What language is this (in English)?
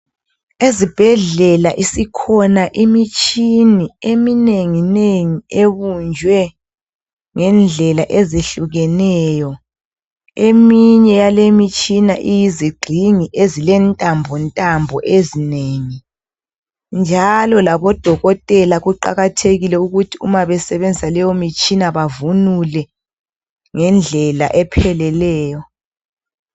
North Ndebele